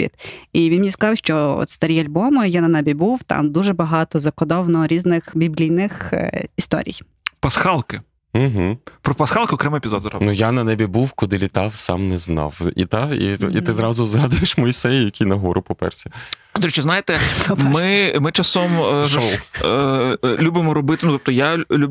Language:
Ukrainian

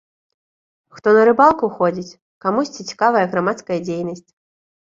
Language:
Belarusian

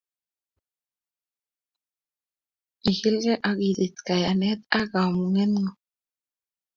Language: Kalenjin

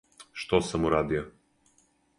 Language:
Serbian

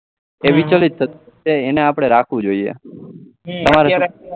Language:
Gujarati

